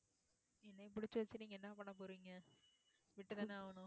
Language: Tamil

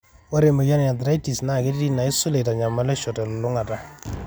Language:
Masai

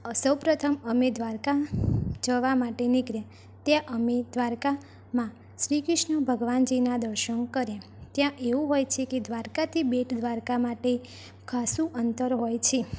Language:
Gujarati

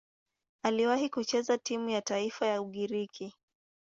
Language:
Swahili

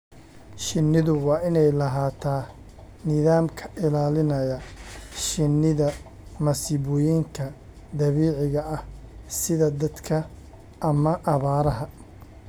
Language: Somali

